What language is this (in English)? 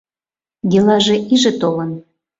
Mari